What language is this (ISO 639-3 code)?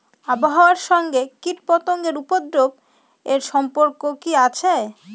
ben